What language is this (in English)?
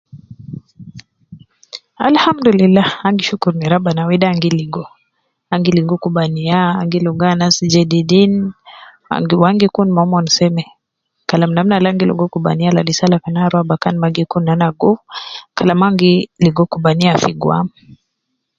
Nubi